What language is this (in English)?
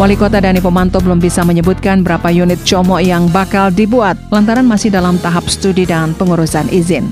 Indonesian